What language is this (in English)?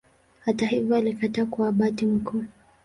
Swahili